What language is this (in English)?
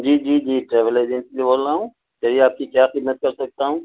Urdu